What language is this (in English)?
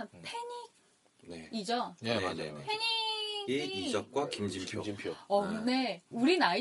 Korean